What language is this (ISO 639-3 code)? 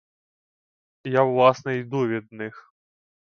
ukr